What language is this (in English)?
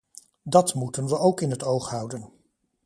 Dutch